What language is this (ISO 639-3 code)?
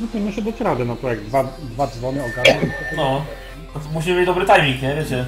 pol